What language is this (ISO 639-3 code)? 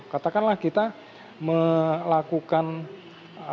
ind